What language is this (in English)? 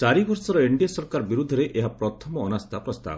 Odia